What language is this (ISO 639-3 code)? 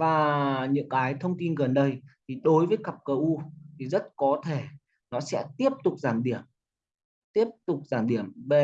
vie